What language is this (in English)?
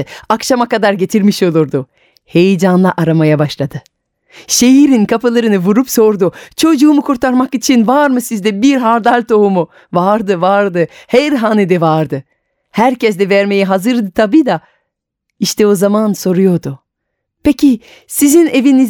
Turkish